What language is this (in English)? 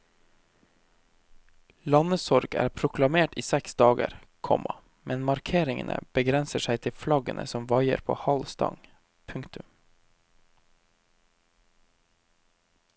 Norwegian